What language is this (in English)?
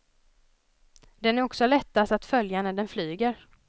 Swedish